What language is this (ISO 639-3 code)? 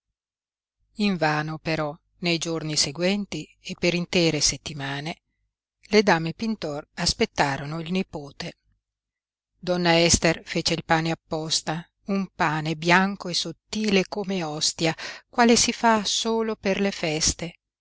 ita